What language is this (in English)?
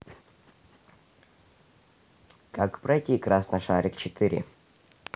Russian